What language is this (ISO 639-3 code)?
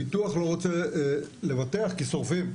heb